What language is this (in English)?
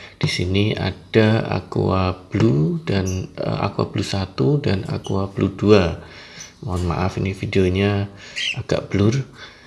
Indonesian